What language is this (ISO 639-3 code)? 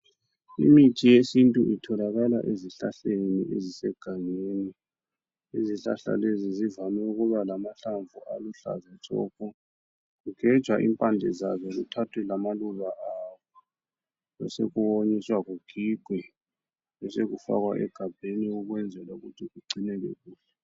nde